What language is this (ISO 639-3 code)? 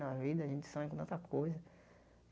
por